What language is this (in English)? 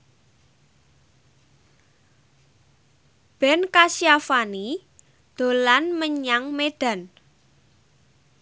Javanese